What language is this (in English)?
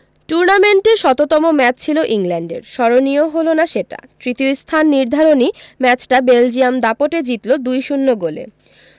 Bangla